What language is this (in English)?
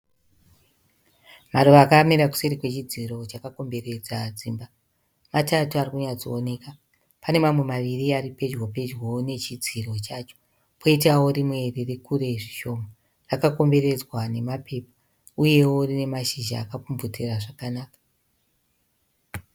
Shona